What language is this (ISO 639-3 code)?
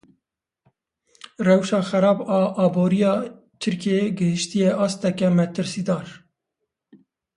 kur